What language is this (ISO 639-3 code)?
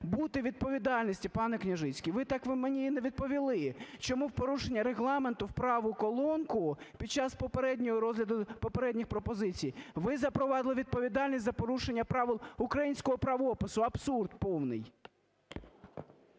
ukr